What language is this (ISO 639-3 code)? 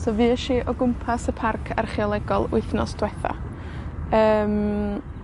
cym